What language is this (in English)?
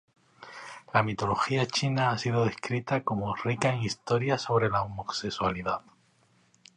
Spanish